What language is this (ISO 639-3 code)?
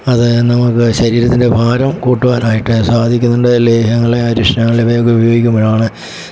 mal